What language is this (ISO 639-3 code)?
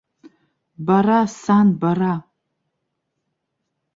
abk